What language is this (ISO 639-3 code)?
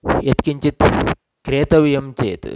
san